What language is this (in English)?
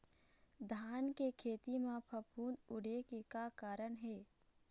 Chhattisgarhi